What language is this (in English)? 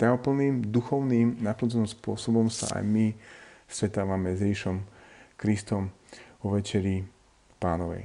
Slovak